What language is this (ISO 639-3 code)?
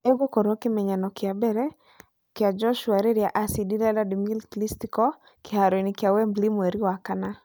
kik